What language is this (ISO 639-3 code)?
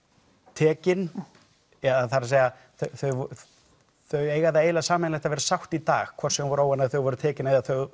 isl